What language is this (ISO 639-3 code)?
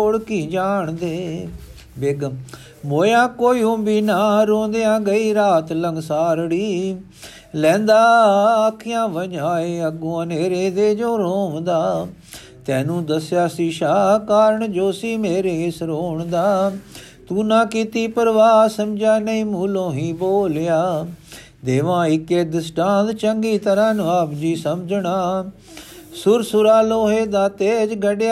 pan